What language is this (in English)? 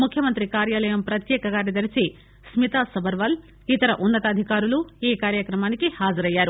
Telugu